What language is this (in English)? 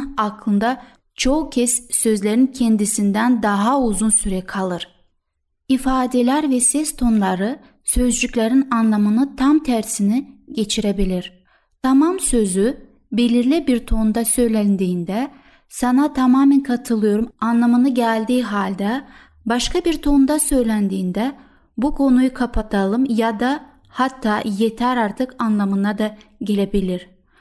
Turkish